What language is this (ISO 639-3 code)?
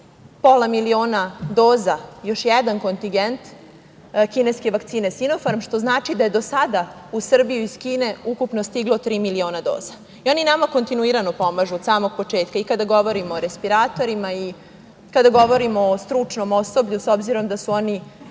srp